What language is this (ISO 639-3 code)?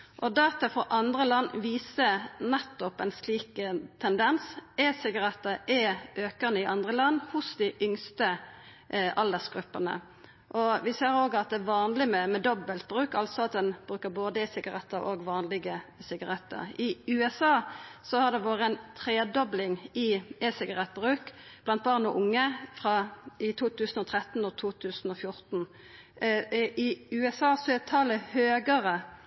nno